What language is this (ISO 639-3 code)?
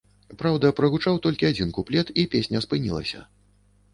bel